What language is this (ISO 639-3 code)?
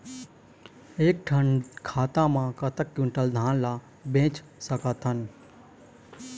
hne